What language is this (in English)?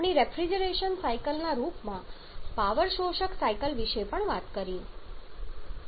Gujarati